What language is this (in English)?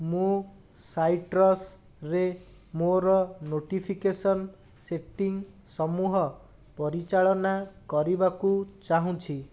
Odia